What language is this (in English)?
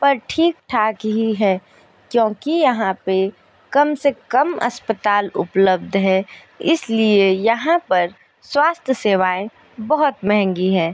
Hindi